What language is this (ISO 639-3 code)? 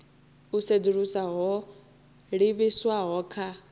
ven